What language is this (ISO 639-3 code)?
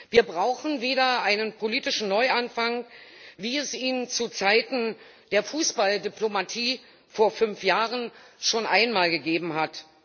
deu